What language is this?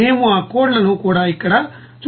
Telugu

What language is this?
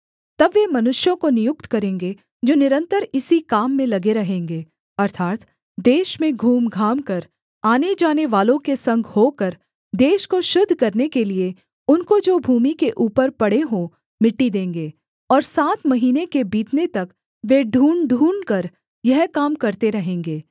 Hindi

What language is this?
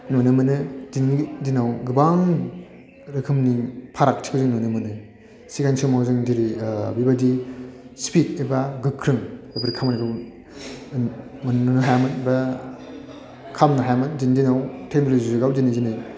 Bodo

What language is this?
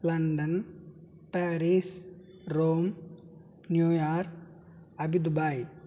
Telugu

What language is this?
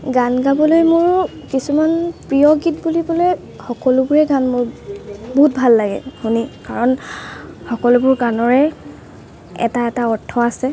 Assamese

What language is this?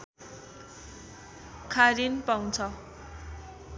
Nepali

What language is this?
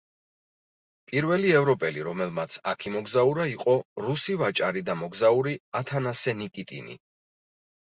Georgian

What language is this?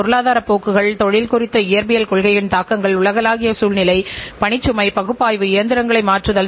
Tamil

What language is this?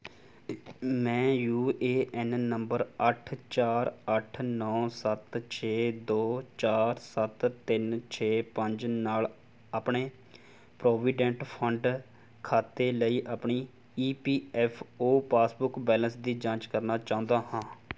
Punjabi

